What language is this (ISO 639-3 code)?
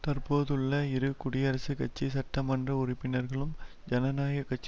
tam